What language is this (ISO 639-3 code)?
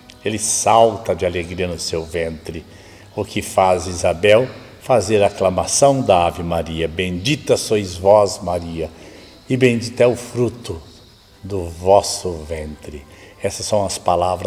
por